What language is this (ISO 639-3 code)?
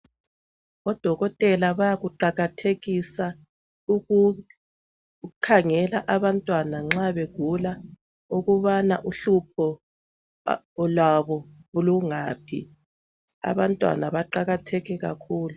nde